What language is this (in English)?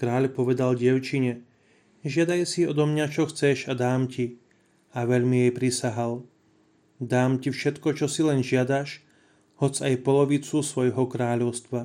Slovak